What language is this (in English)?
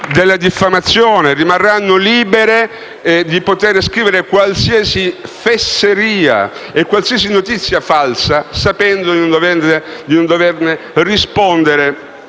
Italian